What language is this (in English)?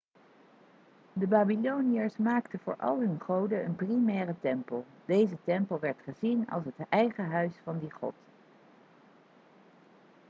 Dutch